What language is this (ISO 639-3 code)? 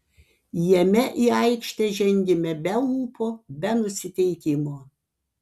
lit